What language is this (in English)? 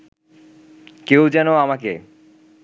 Bangla